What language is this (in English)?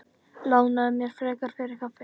Icelandic